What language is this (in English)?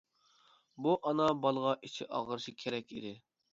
Uyghur